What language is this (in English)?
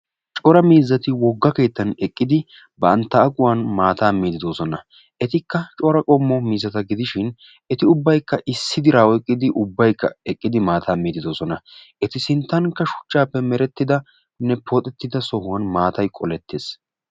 Wolaytta